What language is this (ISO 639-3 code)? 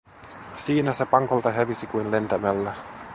fin